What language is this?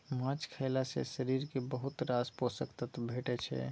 Maithili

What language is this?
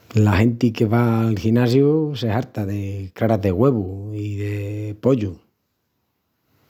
Extremaduran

